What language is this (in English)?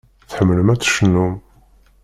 Kabyle